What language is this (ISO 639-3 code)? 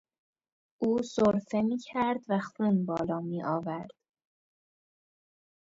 fas